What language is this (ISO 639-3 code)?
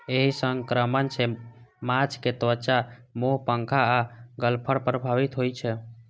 mai